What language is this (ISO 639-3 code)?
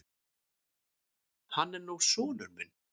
isl